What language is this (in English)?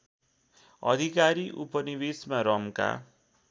Nepali